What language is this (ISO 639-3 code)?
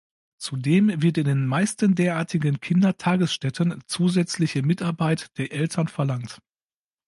deu